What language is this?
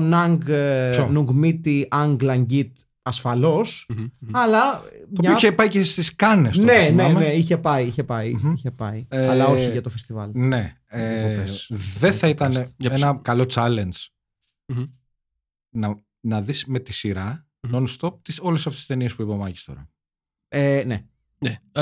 Greek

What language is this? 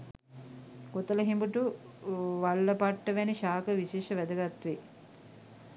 Sinhala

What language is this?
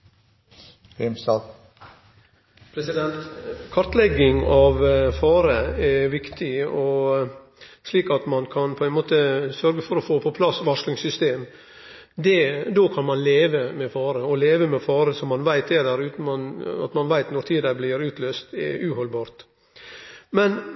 Norwegian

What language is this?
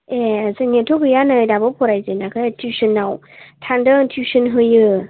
Bodo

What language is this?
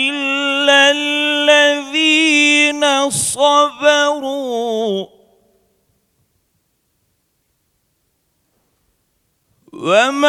Turkish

